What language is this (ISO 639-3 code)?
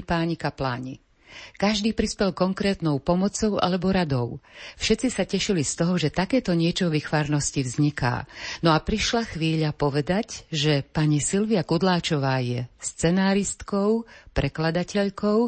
slk